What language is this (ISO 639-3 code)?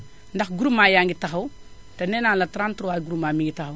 wol